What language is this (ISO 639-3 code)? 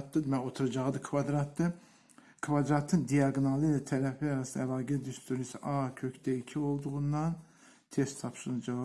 tur